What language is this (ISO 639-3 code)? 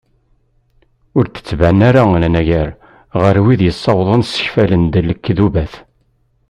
kab